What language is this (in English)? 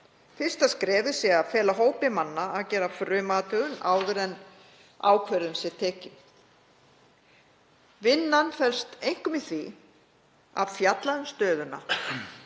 Icelandic